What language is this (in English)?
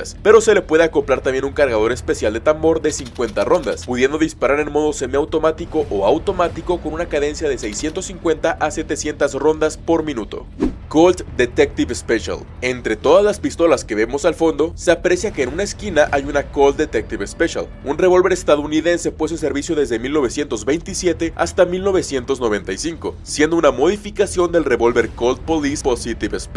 Spanish